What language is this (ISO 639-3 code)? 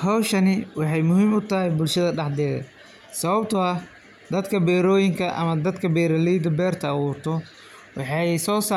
som